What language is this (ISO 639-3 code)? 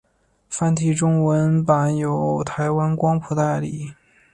zho